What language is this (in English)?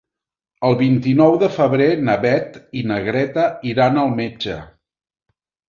Catalan